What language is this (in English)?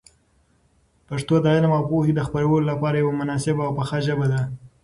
Pashto